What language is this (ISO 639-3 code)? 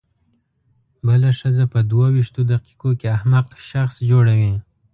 pus